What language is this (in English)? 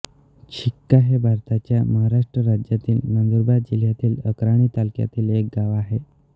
Marathi